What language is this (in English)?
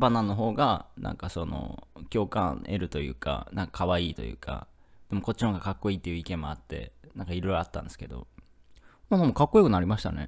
Japanese